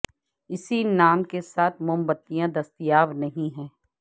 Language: Urdu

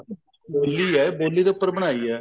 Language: Punjabi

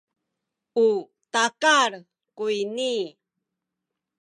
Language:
Sakizaya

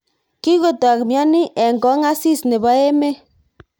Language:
Kalenjin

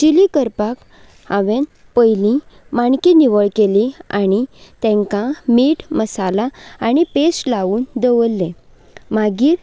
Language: Konkani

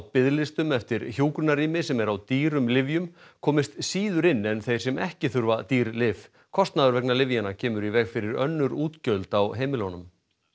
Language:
Icelandic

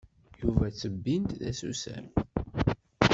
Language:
Kabyle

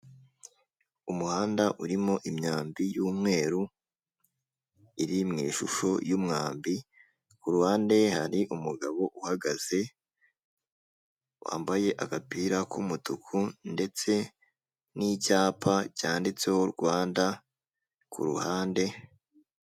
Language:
Kinyarwanda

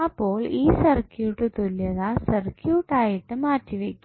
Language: Malayalam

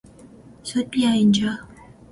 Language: Persian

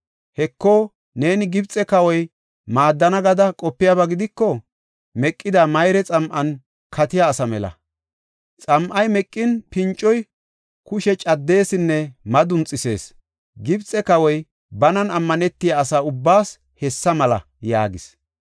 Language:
Gofa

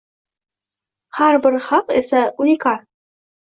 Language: Uzbek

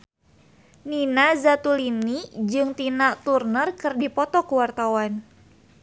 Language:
Sundanese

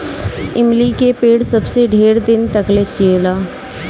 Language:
Bhojpuri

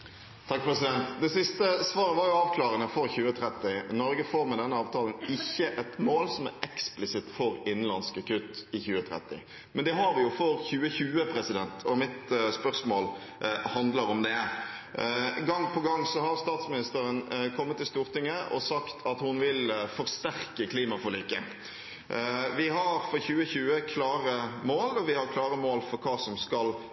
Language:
Norwegian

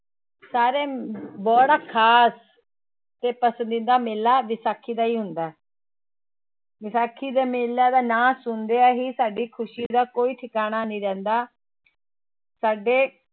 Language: Punjabi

